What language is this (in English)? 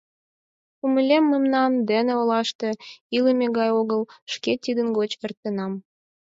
Mari